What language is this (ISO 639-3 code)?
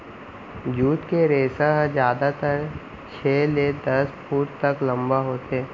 hne